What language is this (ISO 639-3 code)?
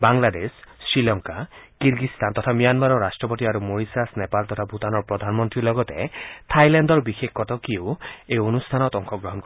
asm